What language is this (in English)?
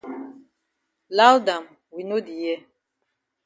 Cameroon Pidgin